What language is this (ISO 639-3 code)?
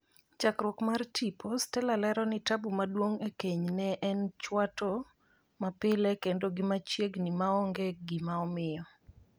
luo